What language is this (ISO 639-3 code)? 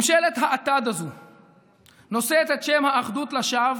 heb